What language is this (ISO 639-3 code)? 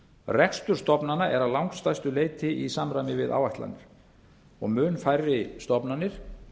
isl